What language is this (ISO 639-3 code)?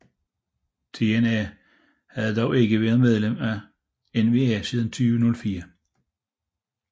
dan